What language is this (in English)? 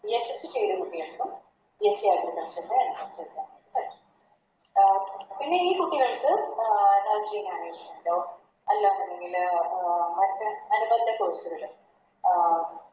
Malayalam